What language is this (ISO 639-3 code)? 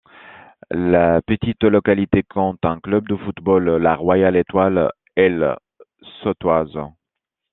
fra